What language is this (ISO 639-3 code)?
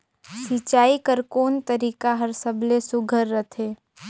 hne